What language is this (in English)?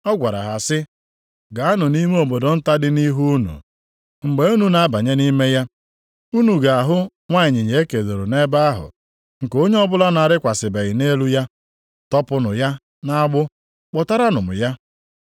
Igbo